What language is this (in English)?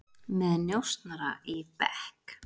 Icelandic